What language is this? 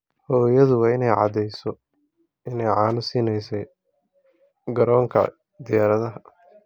Somali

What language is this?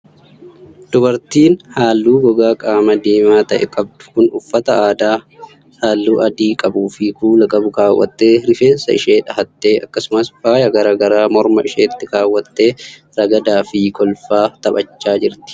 Oromo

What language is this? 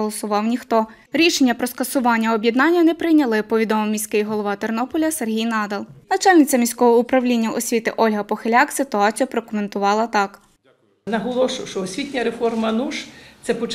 Ukrainian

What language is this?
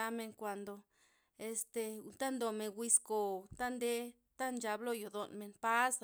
Loxicha Zapotec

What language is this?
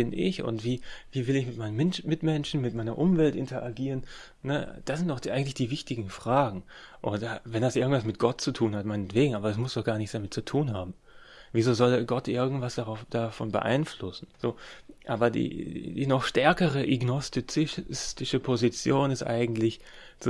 German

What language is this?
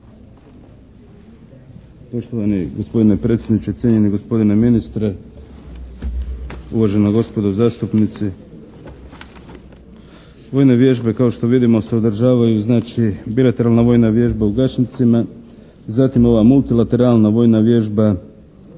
Croatian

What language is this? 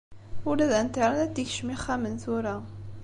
Kabyle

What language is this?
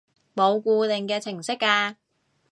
Cantonese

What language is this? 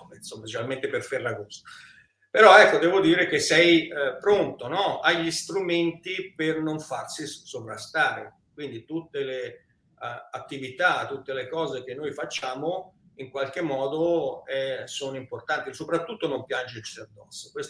Italian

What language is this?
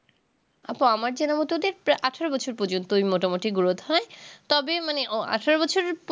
Bangla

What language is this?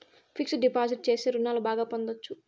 Telugu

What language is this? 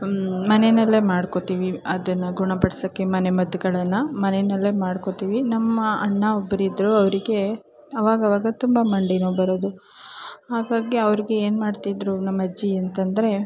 Kannada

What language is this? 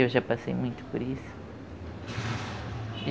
Portuguese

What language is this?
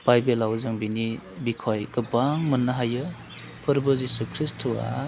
Bodo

